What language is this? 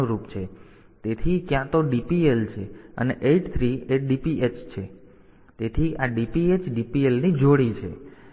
Gujarati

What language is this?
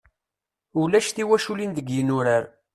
Kabyle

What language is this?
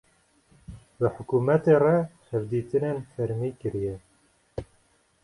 Kurdish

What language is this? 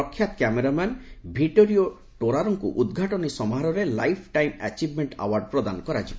Odia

